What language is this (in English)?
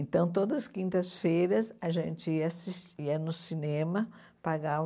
Portuguese